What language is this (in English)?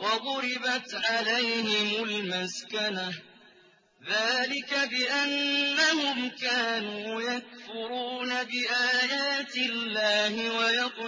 Arabic